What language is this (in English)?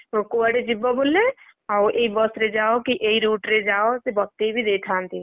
Odia